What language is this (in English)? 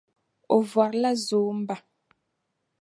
Dagbani